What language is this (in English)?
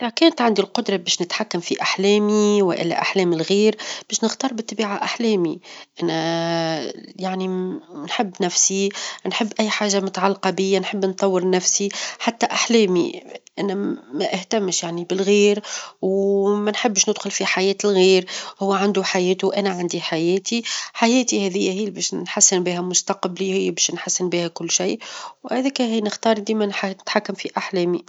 Tunisian Arabic